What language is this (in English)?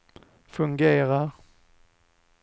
Swedish